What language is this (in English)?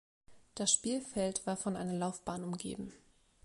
German